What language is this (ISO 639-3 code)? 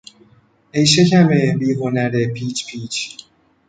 fas